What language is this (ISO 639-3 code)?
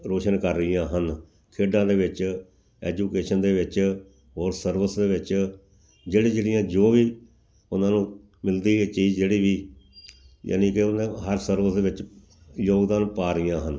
pan